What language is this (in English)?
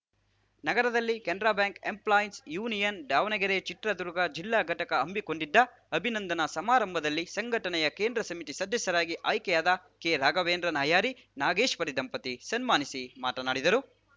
Kannada